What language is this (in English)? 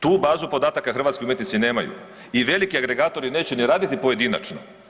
Croatian